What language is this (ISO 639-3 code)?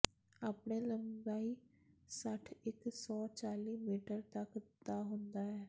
pan